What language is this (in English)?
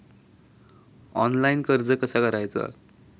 Marathi